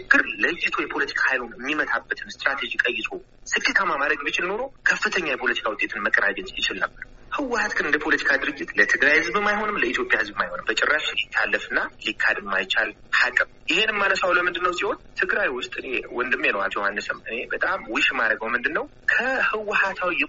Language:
Amharic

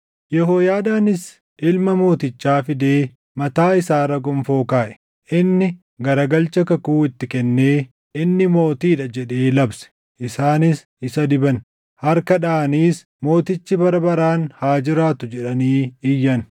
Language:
Oromo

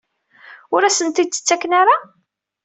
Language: Kabyle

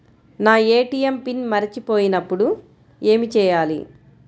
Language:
Telugu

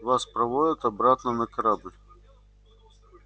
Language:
Russian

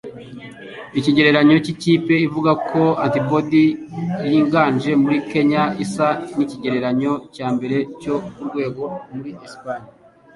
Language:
Kinyarwanda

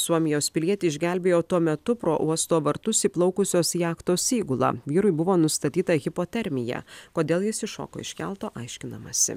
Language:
Lithuanian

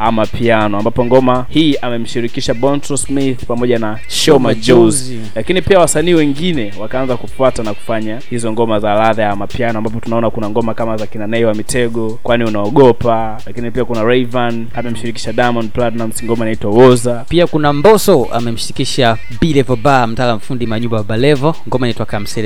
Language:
Swahili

